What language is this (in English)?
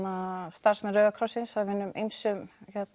Icelandic